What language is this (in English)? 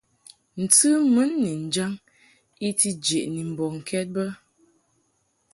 Mungaka